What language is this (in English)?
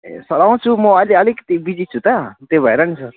Nepali